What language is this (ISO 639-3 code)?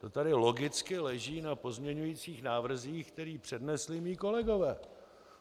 ces